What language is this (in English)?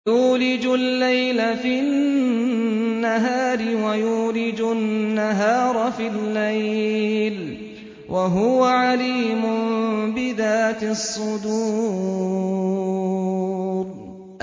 Arabic